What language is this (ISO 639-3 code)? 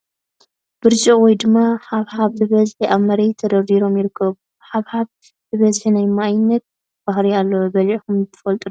tir